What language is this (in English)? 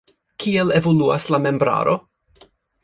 Esperanto